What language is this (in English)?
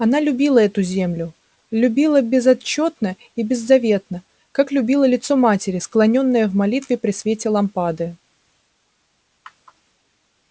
Russian